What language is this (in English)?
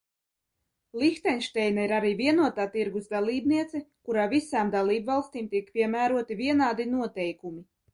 Latvian